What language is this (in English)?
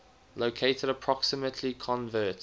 English